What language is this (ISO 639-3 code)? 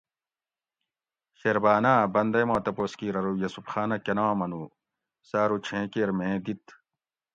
gwc